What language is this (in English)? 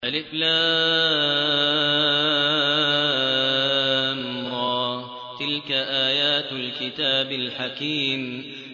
Arabic